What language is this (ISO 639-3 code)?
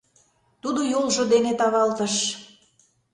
chm